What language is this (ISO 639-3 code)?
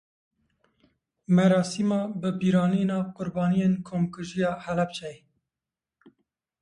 kur